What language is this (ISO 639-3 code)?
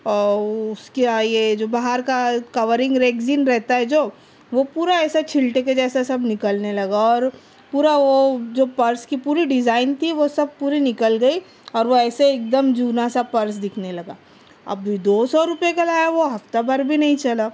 urd